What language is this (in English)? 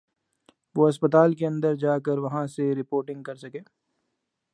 Urdu